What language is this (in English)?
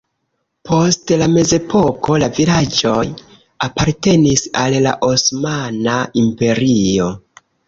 Esperanto